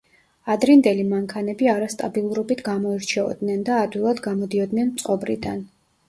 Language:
Georgian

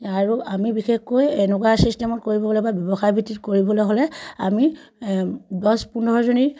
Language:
Assamese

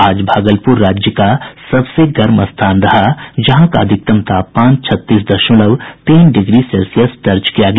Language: Hindi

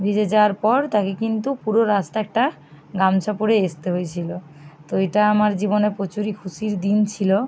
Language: Bangla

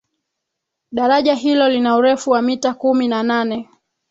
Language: Swahili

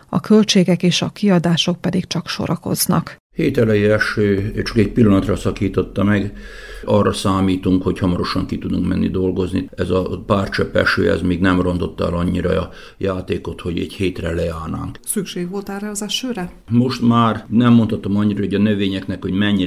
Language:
Hungarian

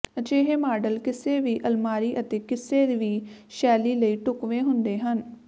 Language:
Punjabi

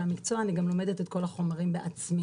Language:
Hebrew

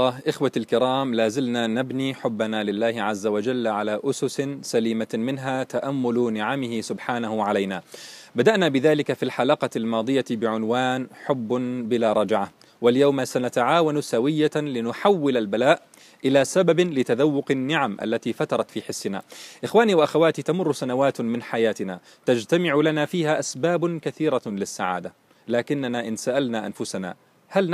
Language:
Arabic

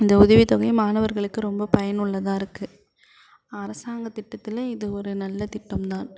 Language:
Tamil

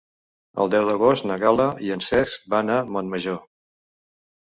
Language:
Catalan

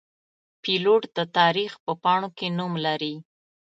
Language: Pashto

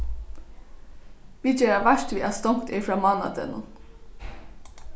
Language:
Faroese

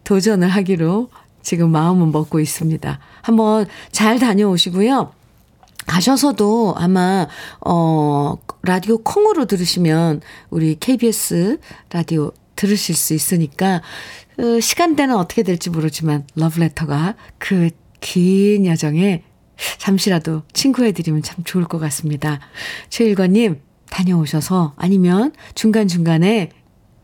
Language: Korean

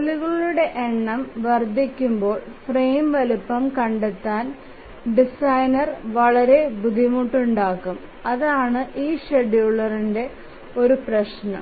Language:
Malayalam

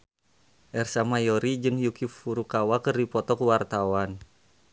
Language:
Sundanese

